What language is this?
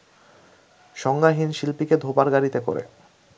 Bangla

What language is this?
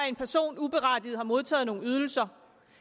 Danish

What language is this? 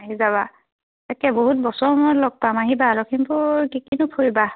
Assamese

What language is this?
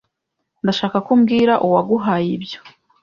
Kinyarwanda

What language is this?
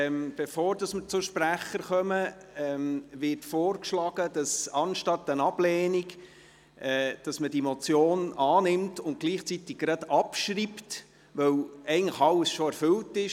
Swiss German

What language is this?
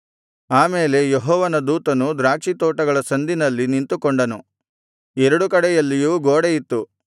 Kannada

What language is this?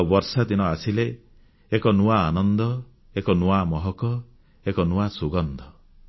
Odia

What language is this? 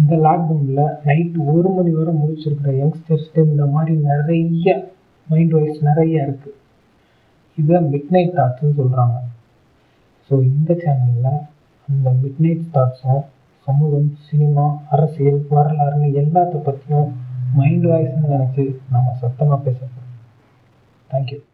Tamil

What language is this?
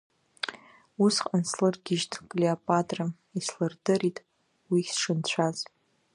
Abkhazian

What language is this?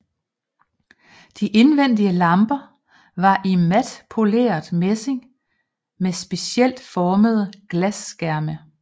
Danish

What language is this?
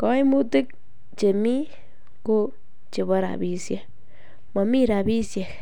Kalenjin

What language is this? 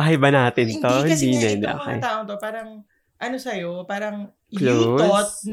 Filipino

